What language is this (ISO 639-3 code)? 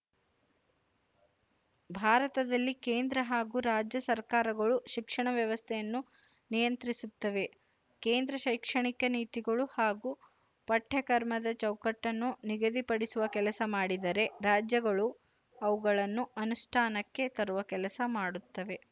kan